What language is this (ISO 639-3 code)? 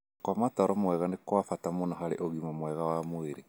kik